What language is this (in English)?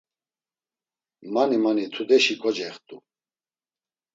Laz